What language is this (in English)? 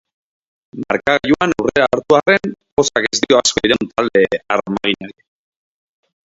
Basque